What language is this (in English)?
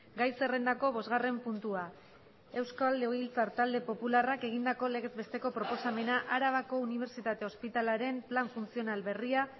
Basque